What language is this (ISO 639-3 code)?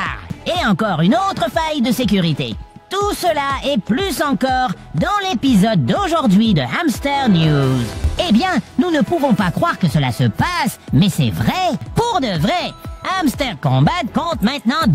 fra